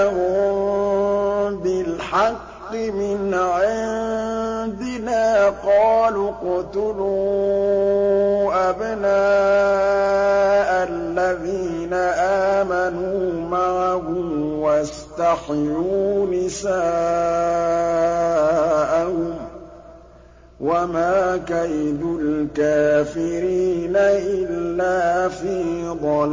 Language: Arabic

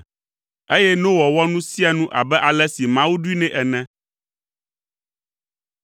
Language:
Ewe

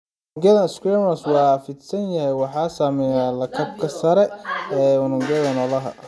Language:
Somali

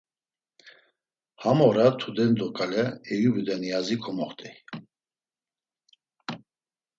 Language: Laz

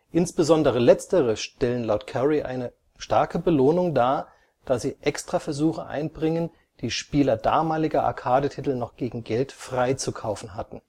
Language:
German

